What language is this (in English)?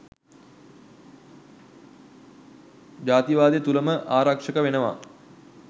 Sinhala